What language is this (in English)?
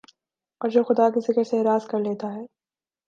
Urdu